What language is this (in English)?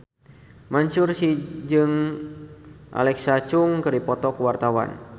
Sundanese